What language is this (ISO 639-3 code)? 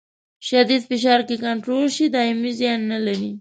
pus